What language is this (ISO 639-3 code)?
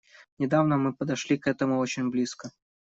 rus